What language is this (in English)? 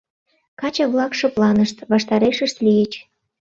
Mari